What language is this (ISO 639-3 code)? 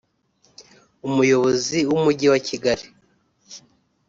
kin